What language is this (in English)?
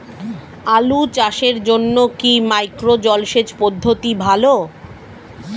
Bangla